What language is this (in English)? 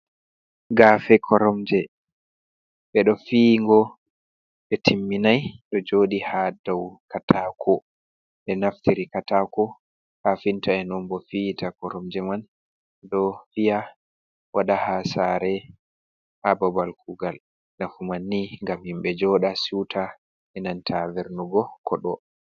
Fula